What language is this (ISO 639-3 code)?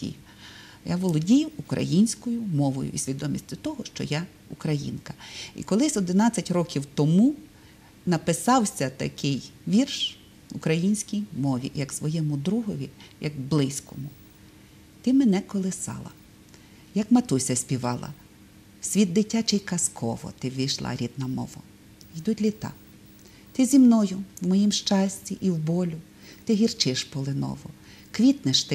ukr